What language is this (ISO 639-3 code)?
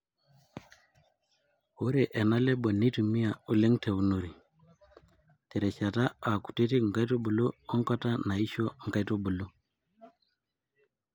mas